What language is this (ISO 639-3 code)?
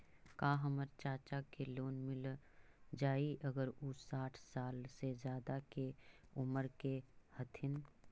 mag